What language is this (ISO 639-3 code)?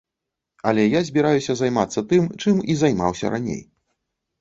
bel